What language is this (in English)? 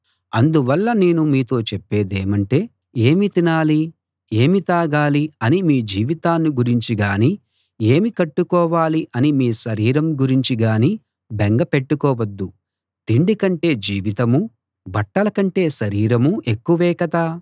Telugu